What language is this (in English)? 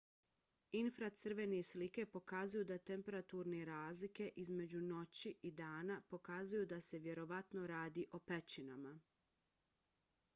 Bosnian